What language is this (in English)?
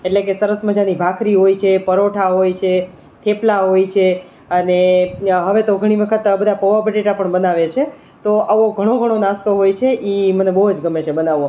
Gujarati